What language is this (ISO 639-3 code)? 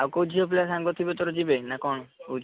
ori